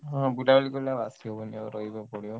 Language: Odia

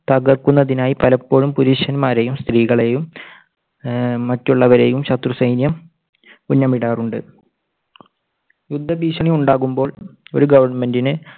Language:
Malayalam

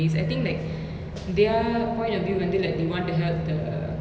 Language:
English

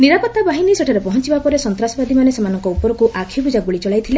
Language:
Odia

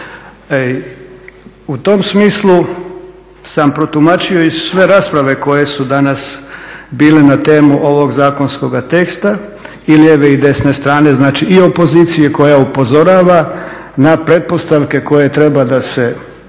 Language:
Croatian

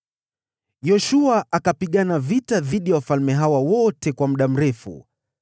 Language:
Swahili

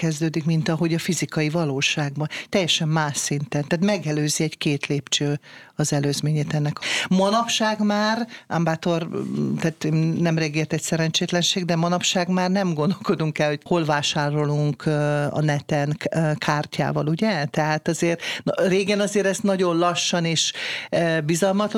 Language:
Hungarian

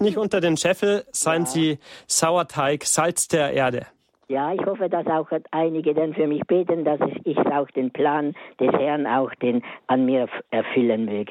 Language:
German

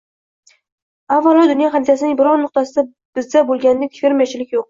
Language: Uzbek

